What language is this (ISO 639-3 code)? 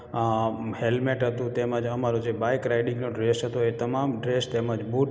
guj